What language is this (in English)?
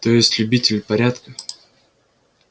Russian